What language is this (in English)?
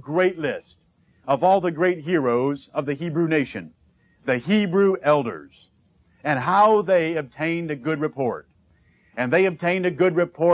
English